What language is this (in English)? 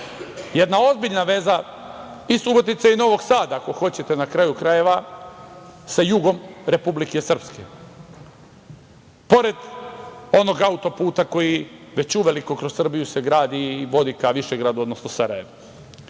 Serbian